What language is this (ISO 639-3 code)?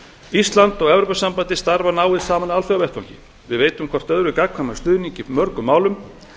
isl